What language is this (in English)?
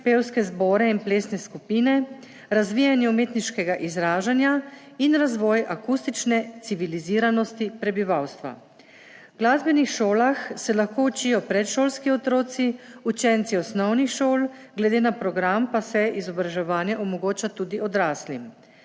Slovenian